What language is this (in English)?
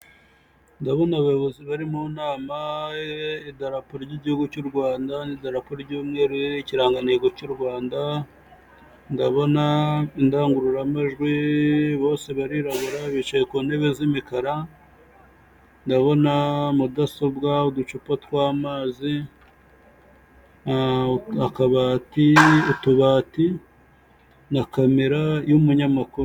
Kinyarwanda